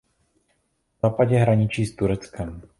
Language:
Czech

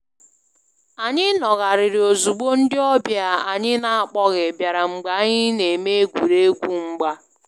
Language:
Igbo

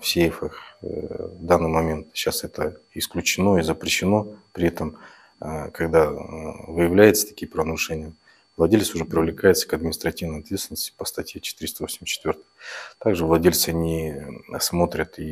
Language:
Russian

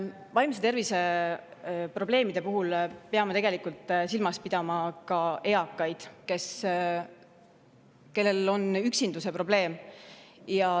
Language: Estonian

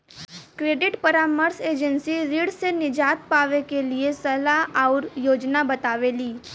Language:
Bhojpuri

